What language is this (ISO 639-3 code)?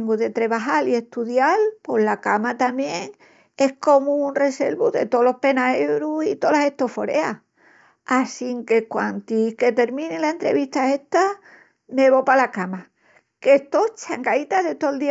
ext